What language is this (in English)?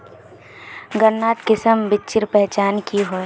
Magahi